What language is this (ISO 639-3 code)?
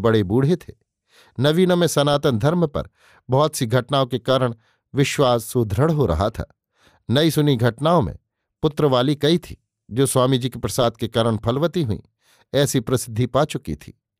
hin